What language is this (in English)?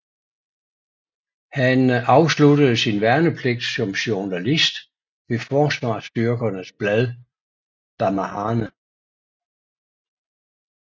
Danish